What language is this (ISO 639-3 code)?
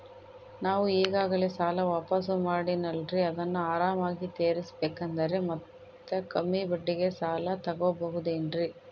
kan